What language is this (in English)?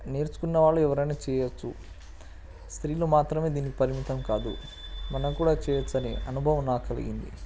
Telugu